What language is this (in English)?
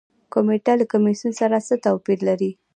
Pashto